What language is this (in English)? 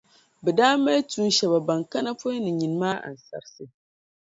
Dagbani